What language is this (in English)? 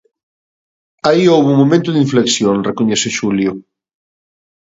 Galician